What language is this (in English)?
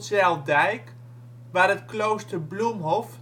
Dutch